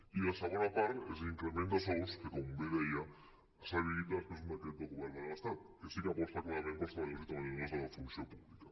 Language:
Catalan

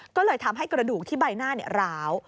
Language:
Thai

